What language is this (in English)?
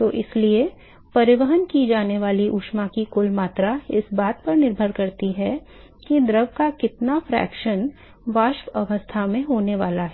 Hindi